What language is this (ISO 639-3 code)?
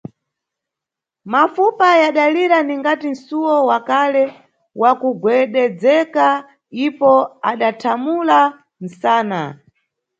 nyu